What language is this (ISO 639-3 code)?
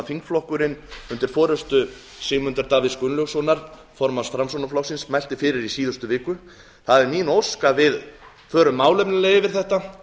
isl